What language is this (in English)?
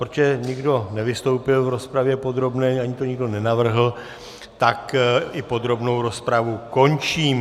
Czech